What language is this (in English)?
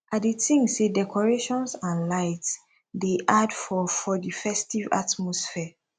Nigerian Pidgin